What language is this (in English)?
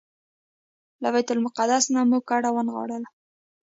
Pashto